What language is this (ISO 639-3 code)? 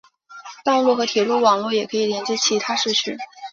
zho